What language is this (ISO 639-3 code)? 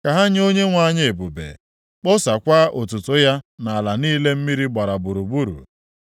ibo